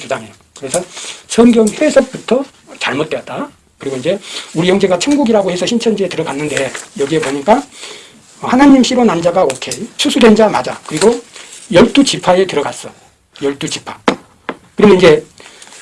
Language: Korean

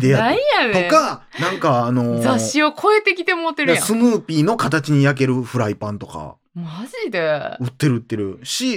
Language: Japanese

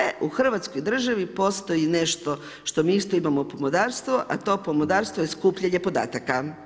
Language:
Croatian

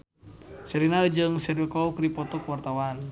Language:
Sundanese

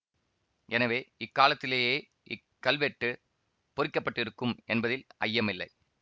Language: Tamil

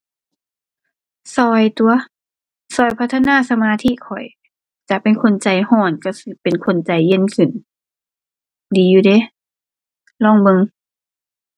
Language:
Thai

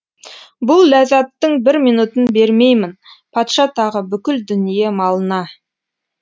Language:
Kazakh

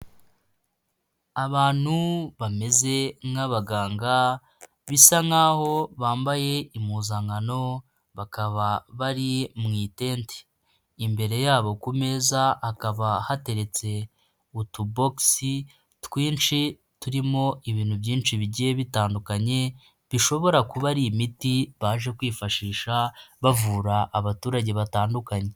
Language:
Kinyarwanda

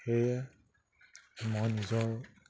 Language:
Assamese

